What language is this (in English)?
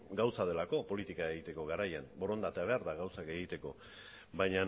Basque